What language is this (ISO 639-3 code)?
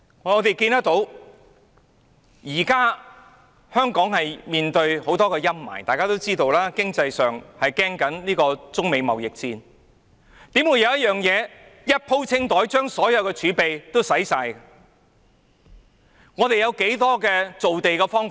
yue